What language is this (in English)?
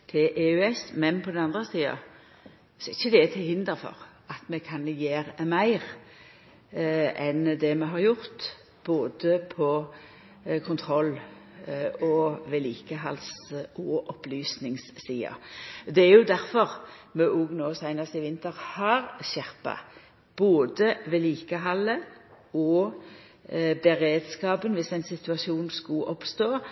Norwegian Nynorsk